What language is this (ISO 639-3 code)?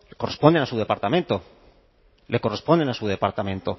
spa